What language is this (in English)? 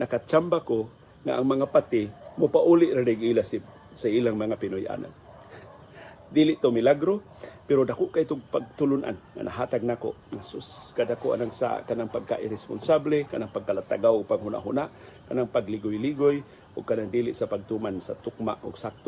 Filipino